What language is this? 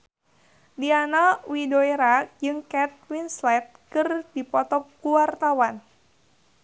Sundanese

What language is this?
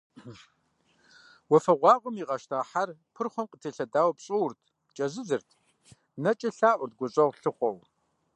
Kabardian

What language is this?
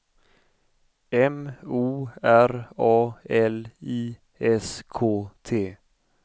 Swedish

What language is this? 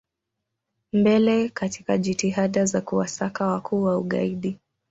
Swahili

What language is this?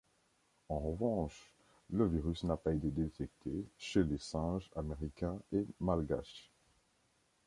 French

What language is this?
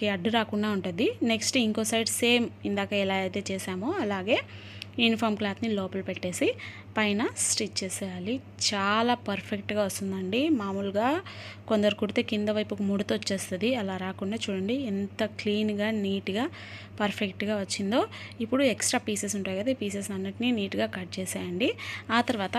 Telugu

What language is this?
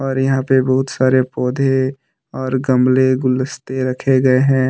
Hindi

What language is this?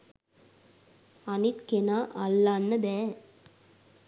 Sinhala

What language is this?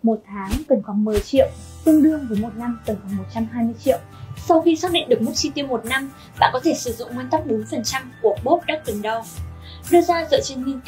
Vietnamese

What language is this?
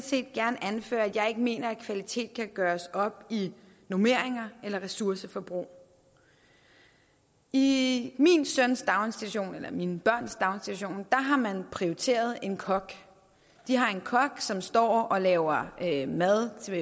Danish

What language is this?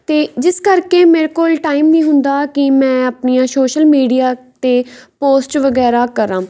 Punjabi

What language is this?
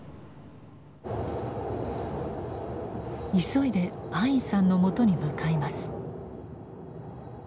Japanese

